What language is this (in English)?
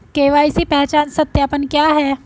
Hindi